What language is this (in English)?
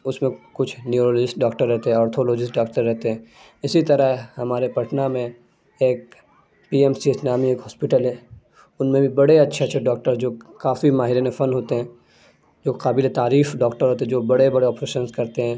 Urdu